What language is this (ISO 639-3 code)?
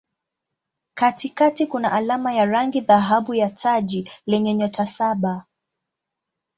swa